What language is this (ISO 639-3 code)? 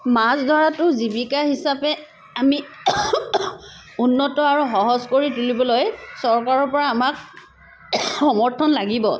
asm